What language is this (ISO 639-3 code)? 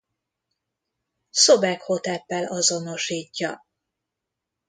hun